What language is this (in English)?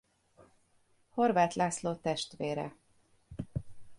Hungarian